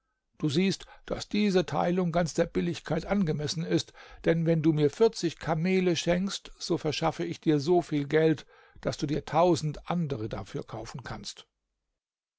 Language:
German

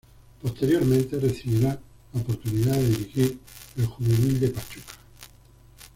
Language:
Spanish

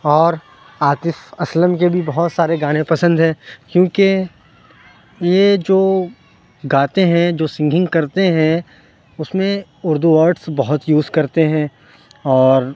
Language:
Urdu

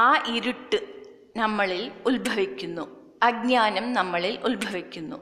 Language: Malayalam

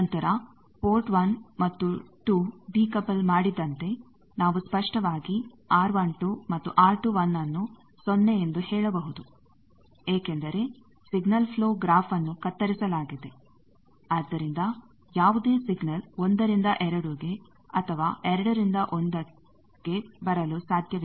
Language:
Kannada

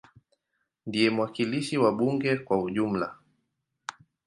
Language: Swahili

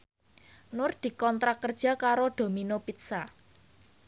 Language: Javanese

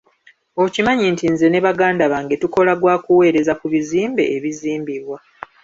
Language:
Ganda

